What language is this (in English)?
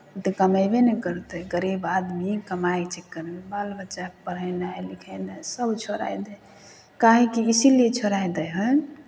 Maithili